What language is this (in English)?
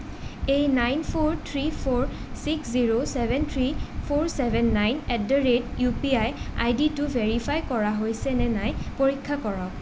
Assamese